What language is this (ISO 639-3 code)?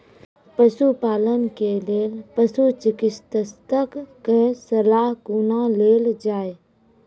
mai